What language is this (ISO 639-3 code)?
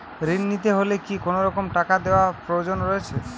ben